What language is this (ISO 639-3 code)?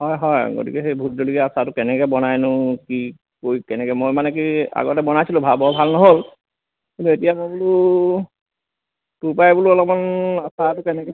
asm